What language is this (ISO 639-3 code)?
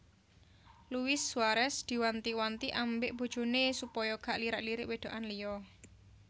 jav